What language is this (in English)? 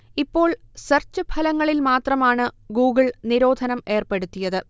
Malayalam